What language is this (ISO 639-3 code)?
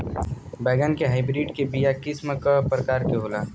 bho